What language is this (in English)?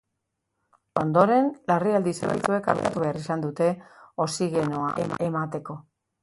Basque